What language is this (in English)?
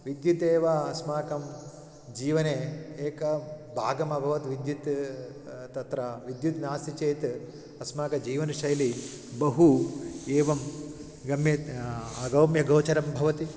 Sanskrit